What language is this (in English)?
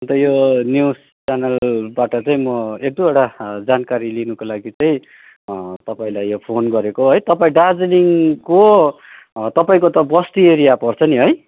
Nepali